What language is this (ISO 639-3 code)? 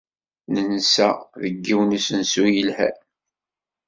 kab